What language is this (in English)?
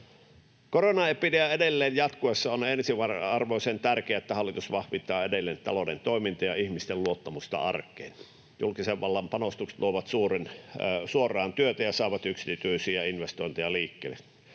Finnish